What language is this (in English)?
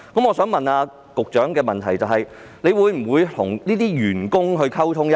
Cantonese